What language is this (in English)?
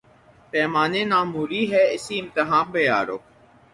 Urdu